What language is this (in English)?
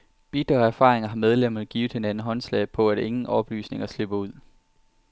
Danish